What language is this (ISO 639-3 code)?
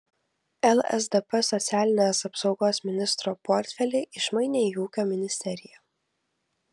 lit